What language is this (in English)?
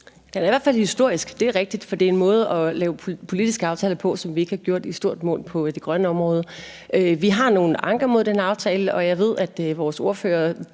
Danish